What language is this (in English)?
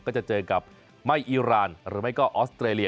Thai